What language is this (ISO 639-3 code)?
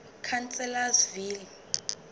sot